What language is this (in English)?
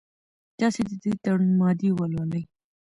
Pashto